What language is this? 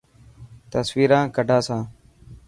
Dhatki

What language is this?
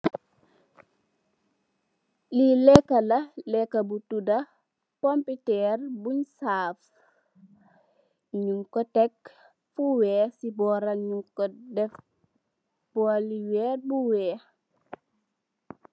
Wolof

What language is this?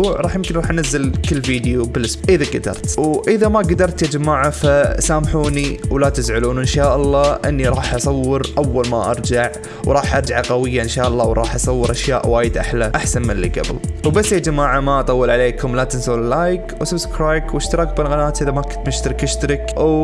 Arabic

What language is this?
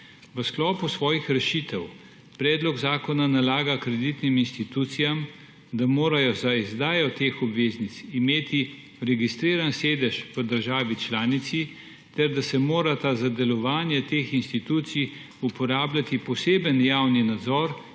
Slovenian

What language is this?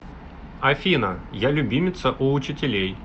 Russian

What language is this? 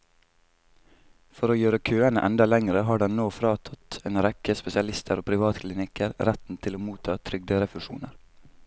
Norwegian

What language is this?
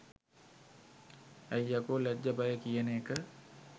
Sinhala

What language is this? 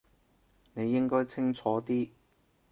Cantonese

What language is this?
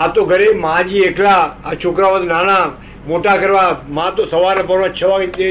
Gujarati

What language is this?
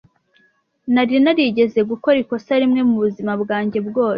Kinyarwanda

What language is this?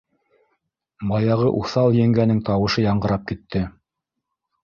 Bashkir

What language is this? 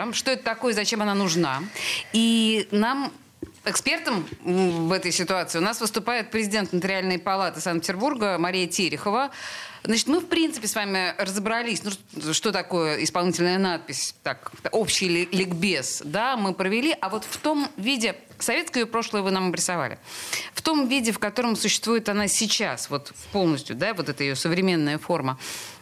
Russian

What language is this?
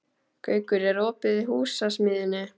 Icelandic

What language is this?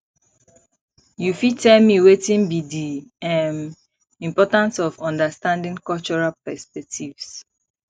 Nigerian Pidgin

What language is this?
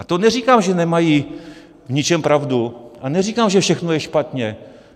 Czech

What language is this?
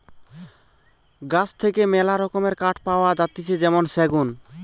Bangla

